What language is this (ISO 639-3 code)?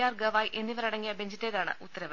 mal